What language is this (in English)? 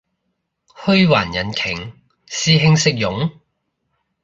Cantonese